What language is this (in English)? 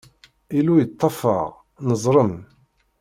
Kabyle